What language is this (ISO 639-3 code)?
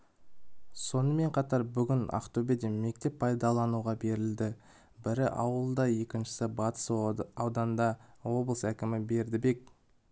kaz